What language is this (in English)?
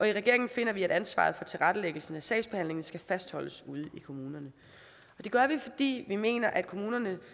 Danish